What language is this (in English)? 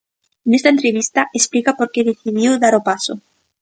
Galician